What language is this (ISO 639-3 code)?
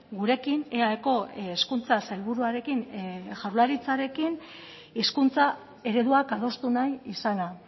eus